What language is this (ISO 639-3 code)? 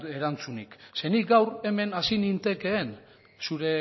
eus